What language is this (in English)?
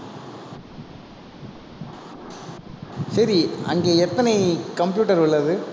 Tamil